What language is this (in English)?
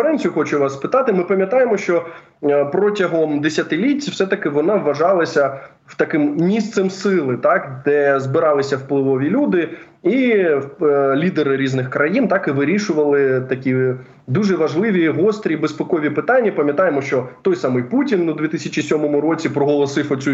Ukrainian